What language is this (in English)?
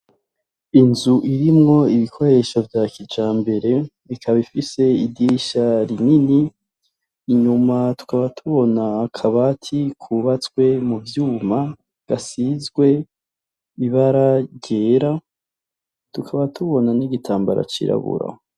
Rundi